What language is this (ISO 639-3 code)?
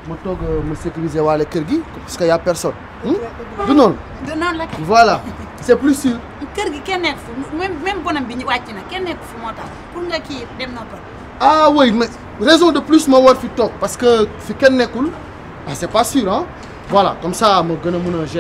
fra